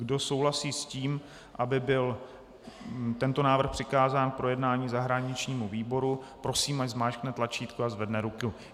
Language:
Czech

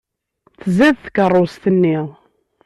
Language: Kabyle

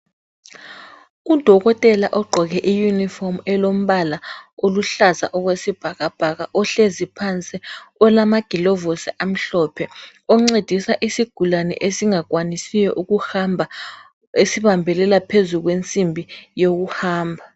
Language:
North Ndebele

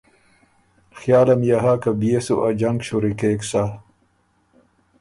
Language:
Ormuri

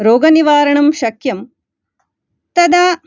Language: Sanskrit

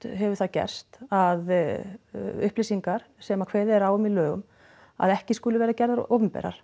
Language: Icelandic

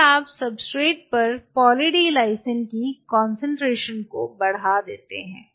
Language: Hindi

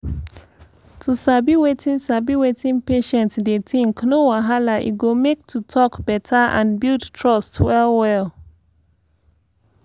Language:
Nigerian Pidgin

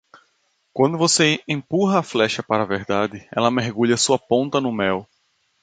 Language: Portuguese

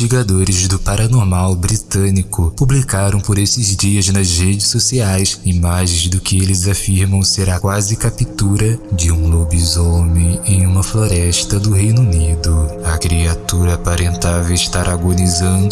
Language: Portuguese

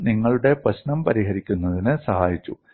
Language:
Malayalam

